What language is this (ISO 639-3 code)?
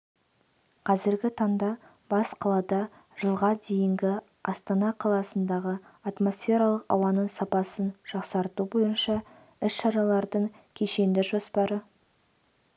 kaz